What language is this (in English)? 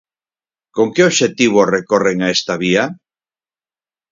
Galician